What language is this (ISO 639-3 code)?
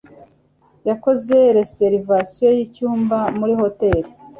kin